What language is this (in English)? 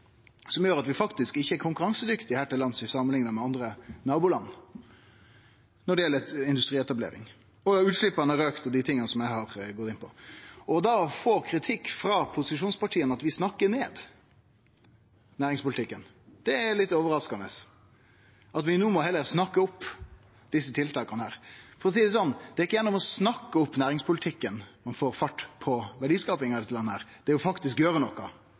Norwegian Nynorsk